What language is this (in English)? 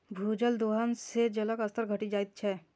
Maithili